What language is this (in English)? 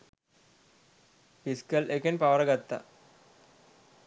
Sinhala